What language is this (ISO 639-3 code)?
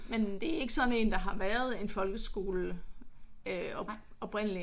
dan